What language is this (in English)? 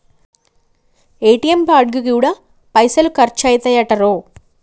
Telugu